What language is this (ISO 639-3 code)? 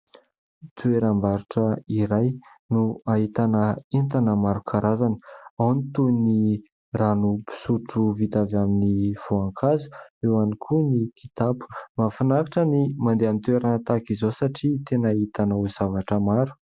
mlg